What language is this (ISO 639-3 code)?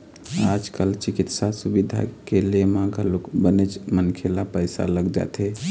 hne